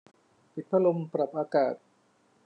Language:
Thai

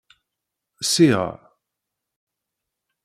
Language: Kabyle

